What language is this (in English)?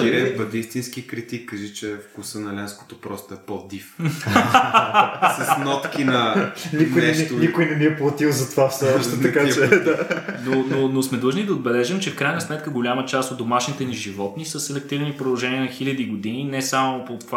Bulgarian